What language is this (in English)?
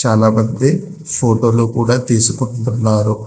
Telugu